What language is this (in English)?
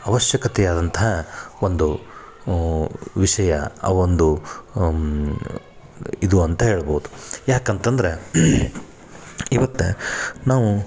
Kannada